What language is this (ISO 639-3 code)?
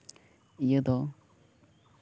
sat